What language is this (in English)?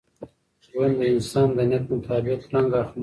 Pashto